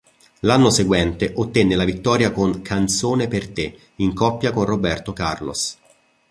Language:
Italian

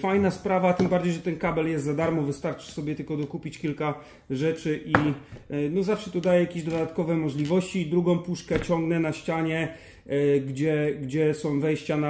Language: Polish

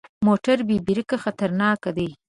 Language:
Pashto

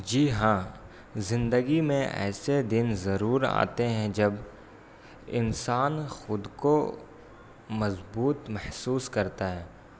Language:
Urdu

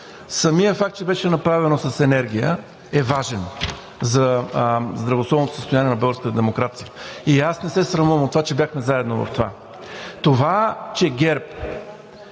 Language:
Bulgarian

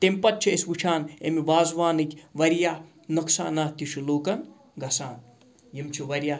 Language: Kashmiri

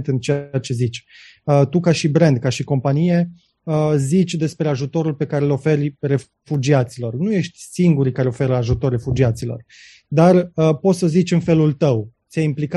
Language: Romanian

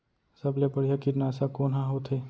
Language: Chhattisgarhi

